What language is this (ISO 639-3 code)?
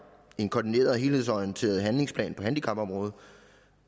dan